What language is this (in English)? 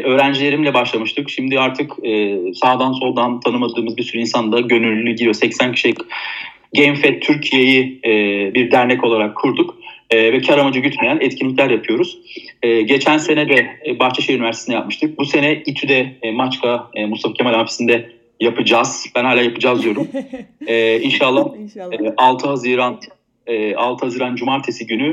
Turkish